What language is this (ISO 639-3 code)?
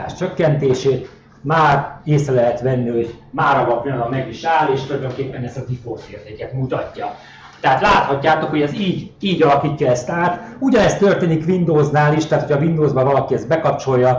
hun